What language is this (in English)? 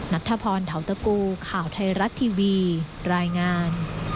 Thai